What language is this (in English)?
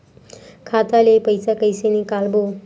Chhattisgarhi